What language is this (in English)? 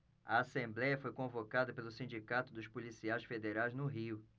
Portuguese